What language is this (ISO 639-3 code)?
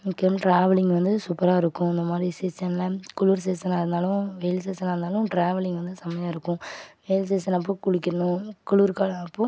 tam